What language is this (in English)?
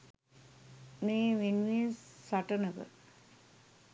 Sinhala